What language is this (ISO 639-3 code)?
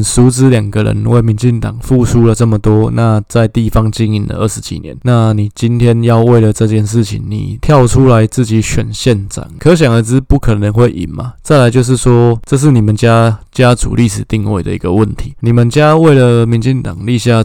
zho